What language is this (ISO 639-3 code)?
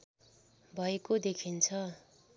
nep